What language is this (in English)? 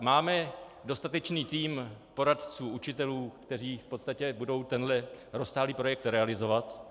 Czech